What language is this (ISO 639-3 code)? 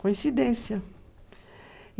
por